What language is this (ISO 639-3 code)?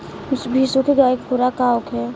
bho